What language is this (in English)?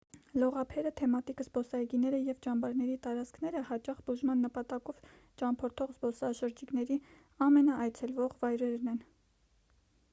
Armenian